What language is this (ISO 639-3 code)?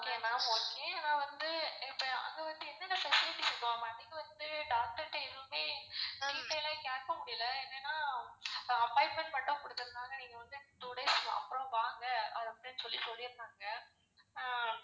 tam